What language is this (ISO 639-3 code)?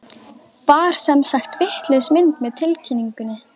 isl